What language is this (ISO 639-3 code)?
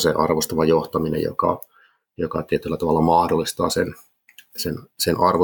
fin